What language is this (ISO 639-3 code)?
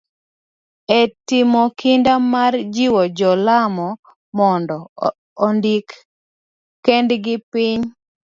luo